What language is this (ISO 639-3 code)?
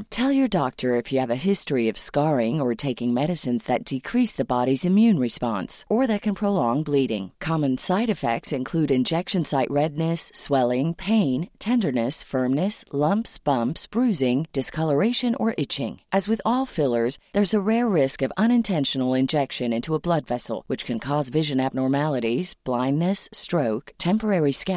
swe